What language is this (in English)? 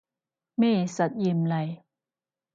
Cantonese